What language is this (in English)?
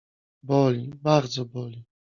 Polish